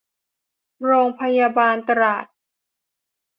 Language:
Thai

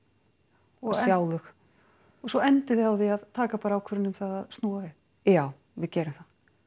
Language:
Icelandic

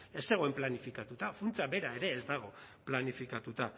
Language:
Basque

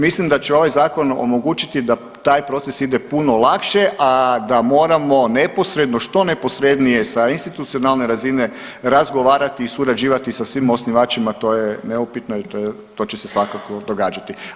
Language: Croatian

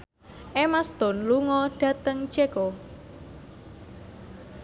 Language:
Javanese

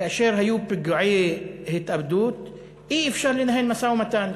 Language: Hebrew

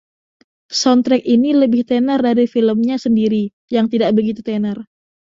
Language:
Indonesian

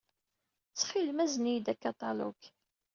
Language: Kabyle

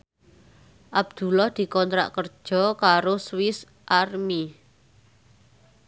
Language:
Javanese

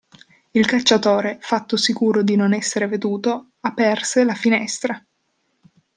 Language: Italian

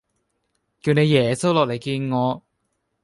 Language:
Cantonese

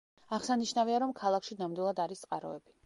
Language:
Georgian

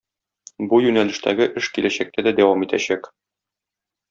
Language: Tatar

